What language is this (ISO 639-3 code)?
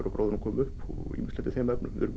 isl